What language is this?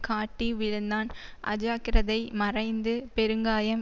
Tamil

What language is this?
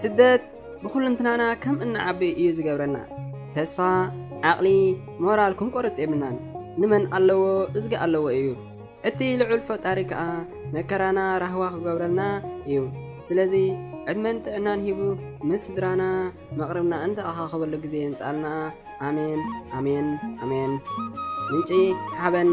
Arabic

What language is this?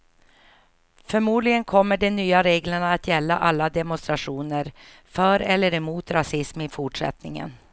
Swedish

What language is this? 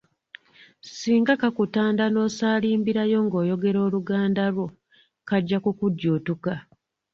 Ganda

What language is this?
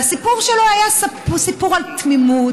Hebrew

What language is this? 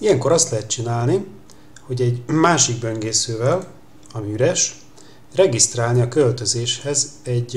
Hungarian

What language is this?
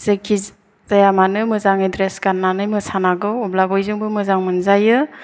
Bodo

